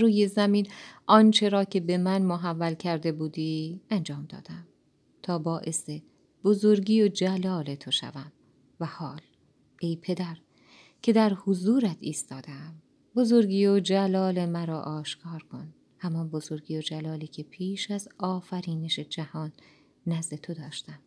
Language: Persian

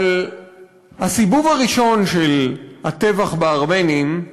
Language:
Hebrew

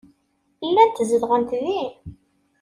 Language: Kabyle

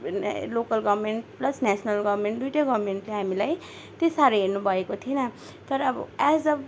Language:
Nepali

